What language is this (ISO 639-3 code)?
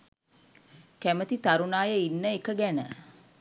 sin